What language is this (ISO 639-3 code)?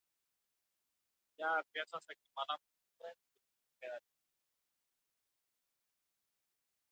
mar